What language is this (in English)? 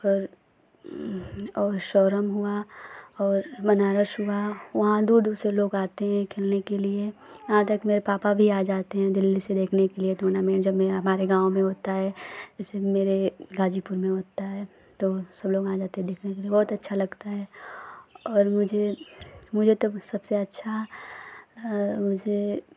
Hindi